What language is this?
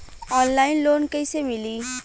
Bhojpuri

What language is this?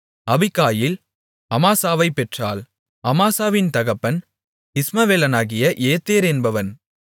Tamil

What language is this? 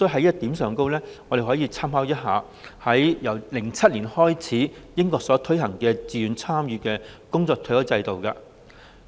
Cantonese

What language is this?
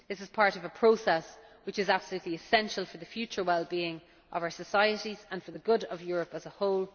English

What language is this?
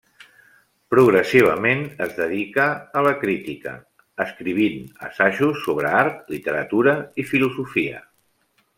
Catalan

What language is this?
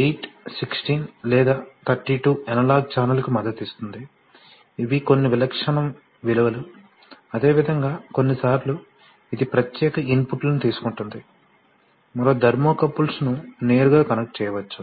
Telugu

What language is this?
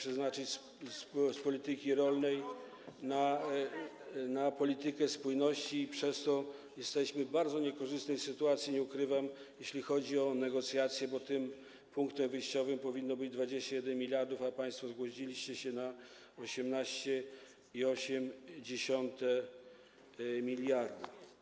Polish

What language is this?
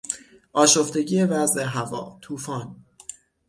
Persian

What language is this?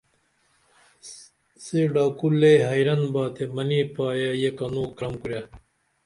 Dameli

